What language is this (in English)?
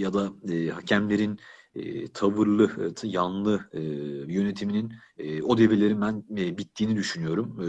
Turkish